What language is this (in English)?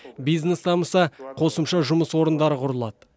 Kazakh